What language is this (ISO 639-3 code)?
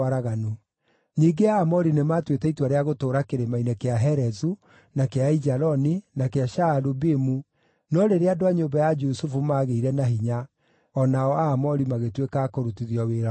kik